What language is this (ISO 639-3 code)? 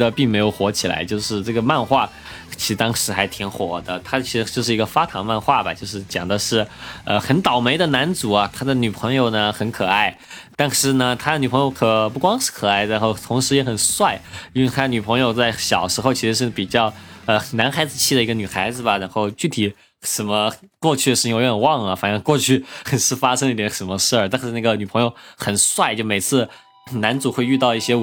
zho